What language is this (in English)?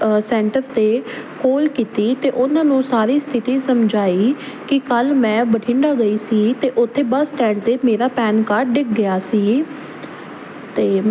Punjabi